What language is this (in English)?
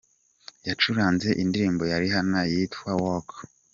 Kinyarwanda